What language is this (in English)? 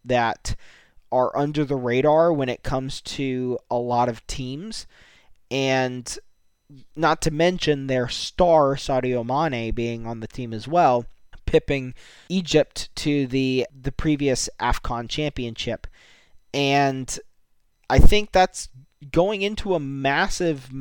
English